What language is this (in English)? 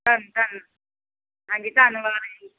Punjabi